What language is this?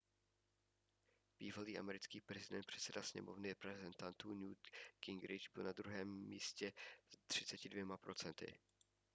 Czech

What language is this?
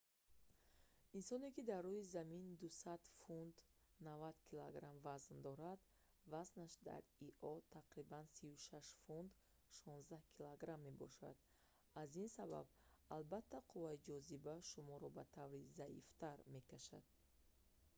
Tajik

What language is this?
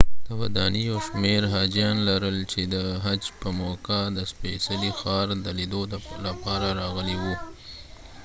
Pashto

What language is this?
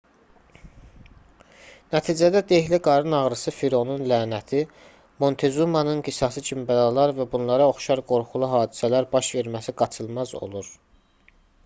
Azerbaijani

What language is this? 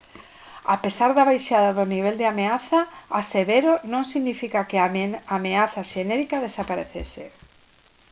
Galician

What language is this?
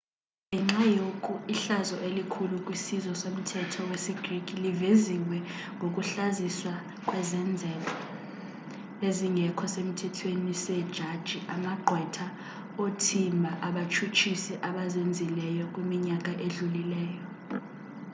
Xhosa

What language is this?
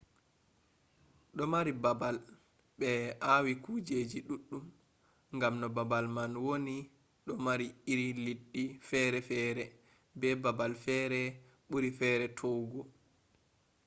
Fula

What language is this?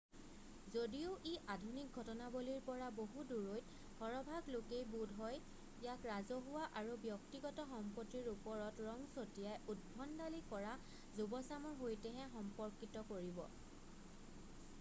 Assamese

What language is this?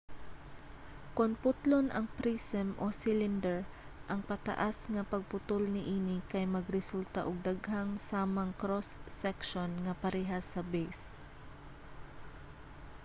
Cebuano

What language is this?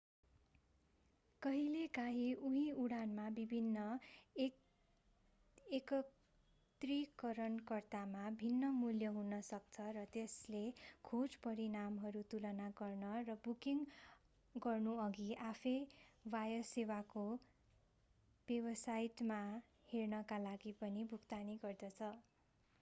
Nepali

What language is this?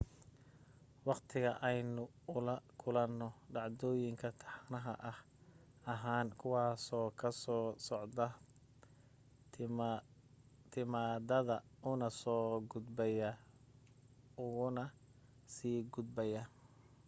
Somali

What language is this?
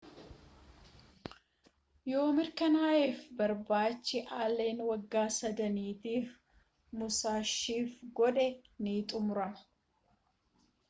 Oromo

